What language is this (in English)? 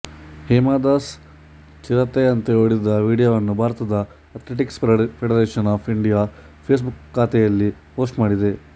Kannada